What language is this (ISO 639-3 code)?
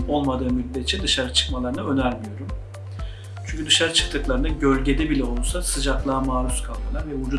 tur